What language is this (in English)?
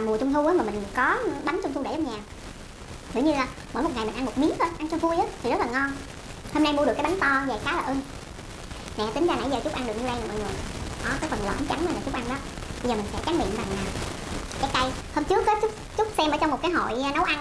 Vietnamese